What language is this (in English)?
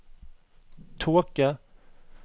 Norwegian